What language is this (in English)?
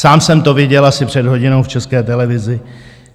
Czech